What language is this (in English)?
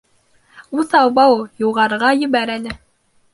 Bashkir